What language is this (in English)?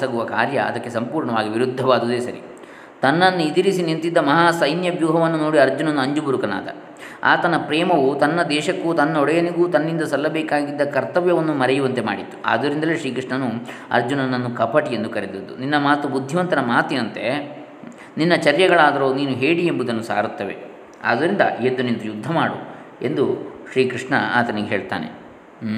Kannada